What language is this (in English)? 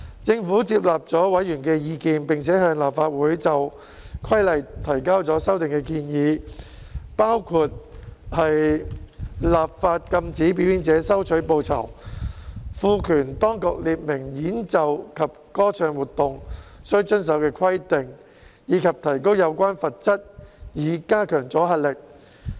Cantonese